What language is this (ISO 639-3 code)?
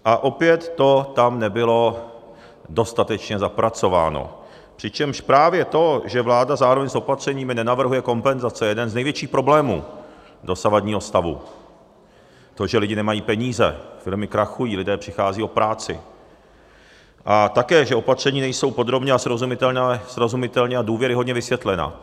ces